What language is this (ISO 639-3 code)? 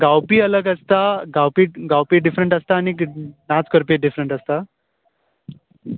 kok